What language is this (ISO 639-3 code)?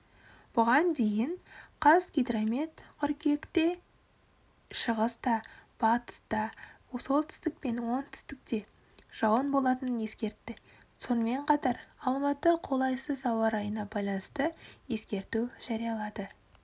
kaz